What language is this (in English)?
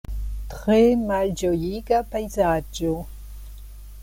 Esperanto